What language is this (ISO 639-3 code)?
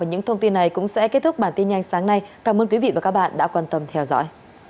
vie